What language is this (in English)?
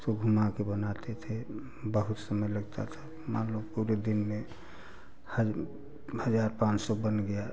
Hindi